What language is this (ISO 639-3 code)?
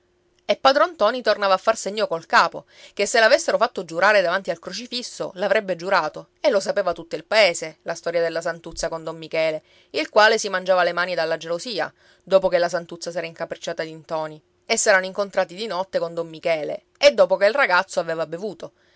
ita